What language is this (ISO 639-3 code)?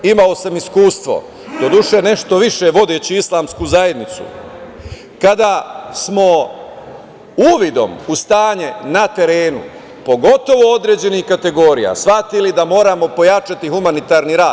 srp